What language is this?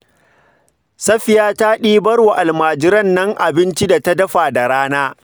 Hausa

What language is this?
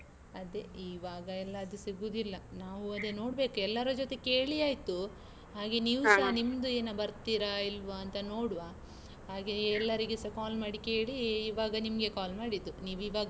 Kannada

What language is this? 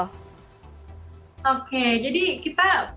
Indonesian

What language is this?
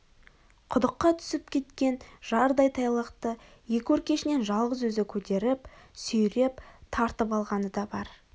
Kazakh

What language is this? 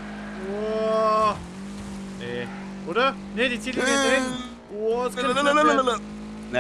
German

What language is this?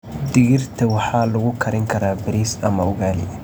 Somali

